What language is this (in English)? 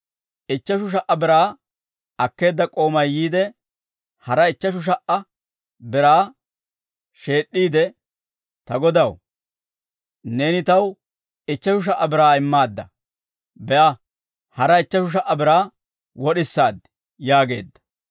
Dawro